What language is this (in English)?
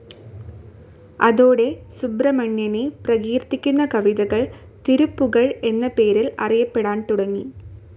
Malayalam